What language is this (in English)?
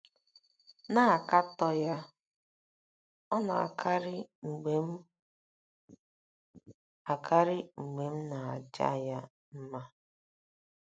Igbo